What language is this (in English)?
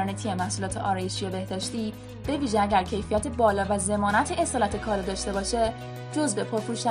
Persian